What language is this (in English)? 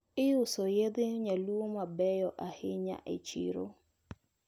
Luo (Kenya and Tanzania)